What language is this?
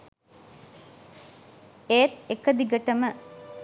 Sinhala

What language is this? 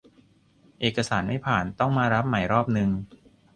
Thai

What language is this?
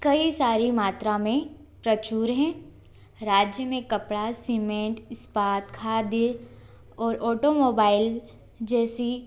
Hindi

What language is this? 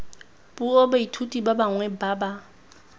Tswana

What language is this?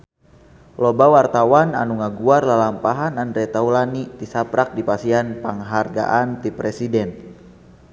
Sundanese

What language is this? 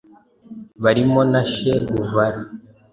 Kinyarwanda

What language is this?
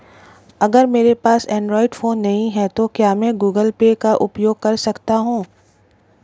Hindi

